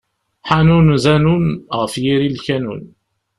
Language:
Kabyle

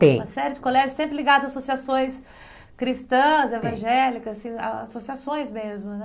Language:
Portuguese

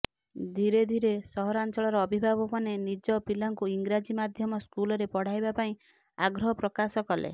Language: Odia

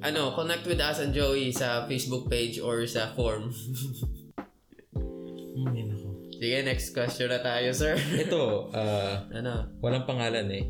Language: Filipino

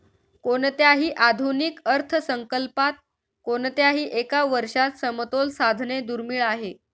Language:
Marathi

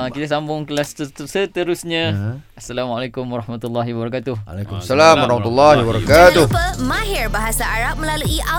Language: Malay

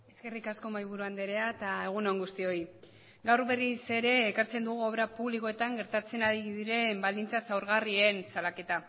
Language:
Basque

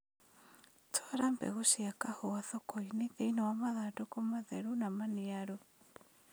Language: Kikuyu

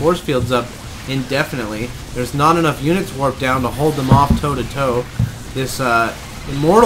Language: English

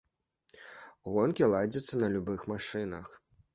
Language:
Belarusian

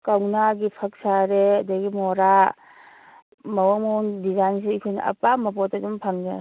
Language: Manipuri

